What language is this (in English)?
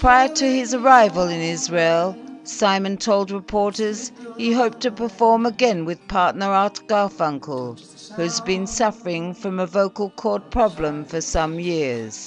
English